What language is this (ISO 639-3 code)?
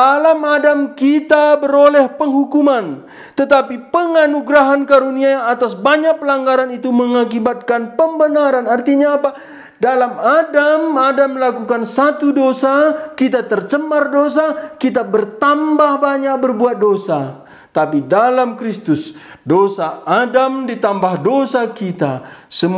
ind